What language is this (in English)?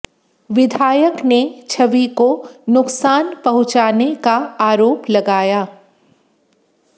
Hindi